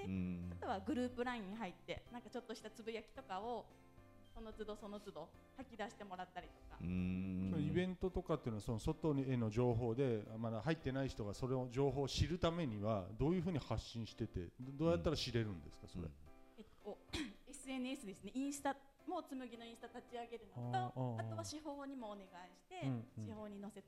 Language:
Japanese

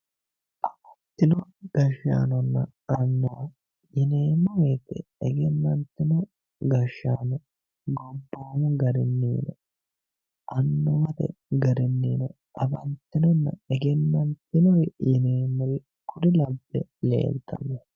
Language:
Sidamo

